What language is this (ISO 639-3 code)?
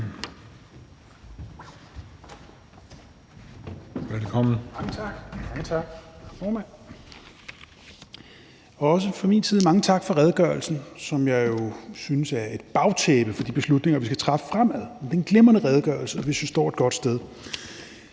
dan